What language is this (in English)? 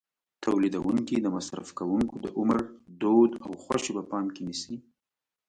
Pashto